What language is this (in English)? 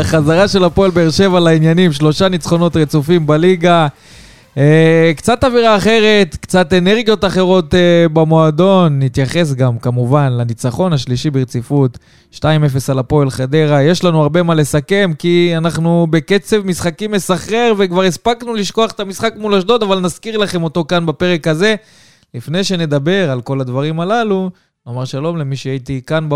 Hebrew